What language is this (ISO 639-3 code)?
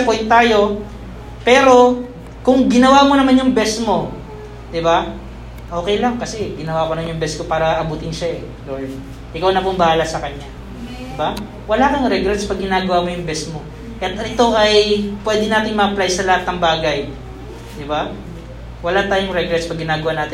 fil